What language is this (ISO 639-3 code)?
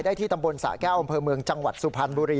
tha